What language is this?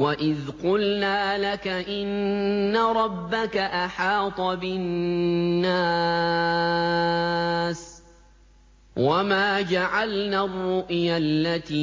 Arabic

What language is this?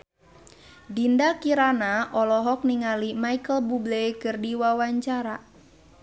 Sundanese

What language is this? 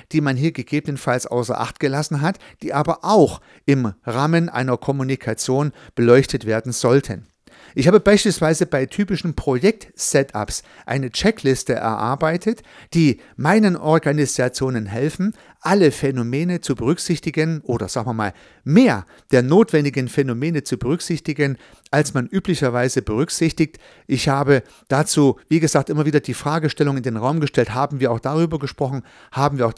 German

